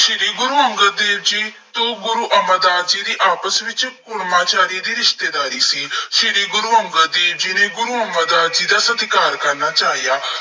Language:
Punjabi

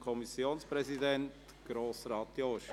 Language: Swiss German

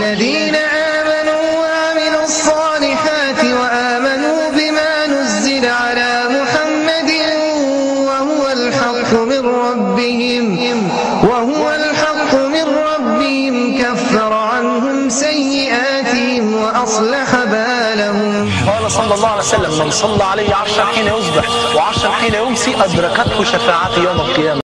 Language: Arabic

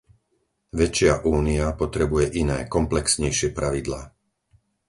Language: Slovak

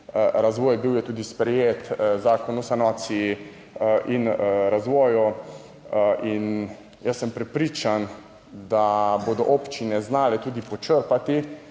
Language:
Slovenian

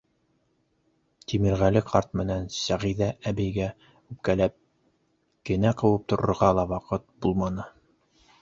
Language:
Bashkir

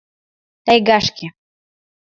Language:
Mari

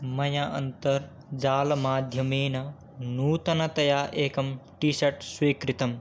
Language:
Sanskrit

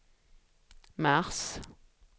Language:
Swedish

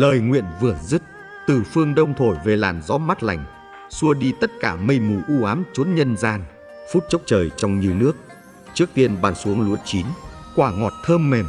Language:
Vietnamese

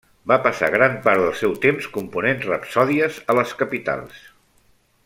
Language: Catalan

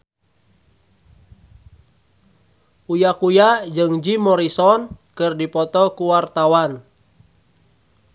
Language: Sundanese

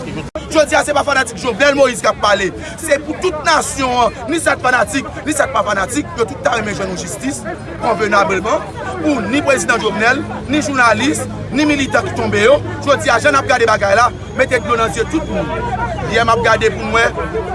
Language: French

